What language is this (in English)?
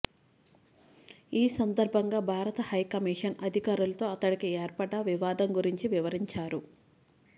Telugu